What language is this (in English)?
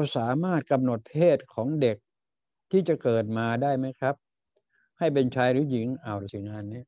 Thai